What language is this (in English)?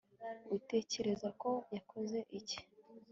Kinyarwanda